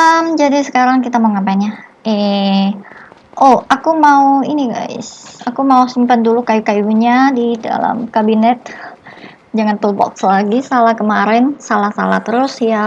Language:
Indonesian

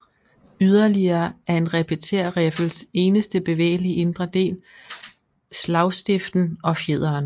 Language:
Danish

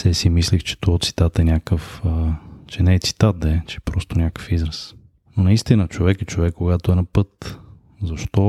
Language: Bulgarian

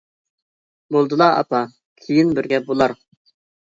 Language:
Uyghur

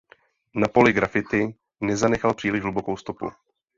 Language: Czech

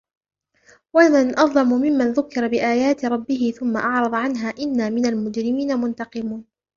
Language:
Arabic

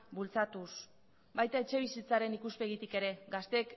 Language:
Basque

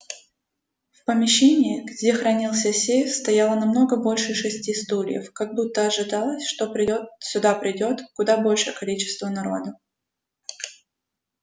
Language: Russian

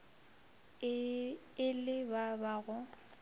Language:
Northern Sotho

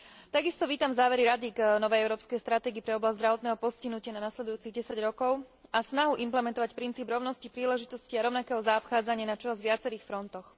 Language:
Slovak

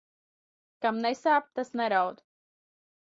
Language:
Latvian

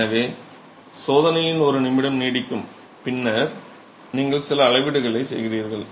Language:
Tamil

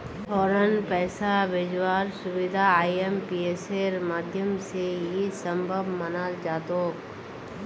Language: Magahi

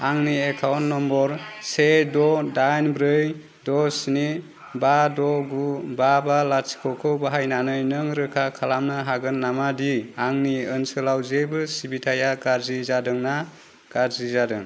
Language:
Bodo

